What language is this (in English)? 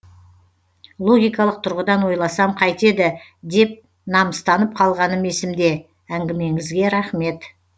Kazakh